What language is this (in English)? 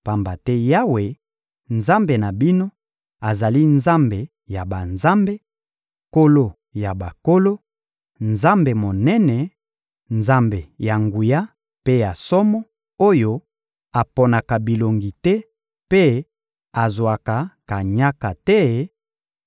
Lingala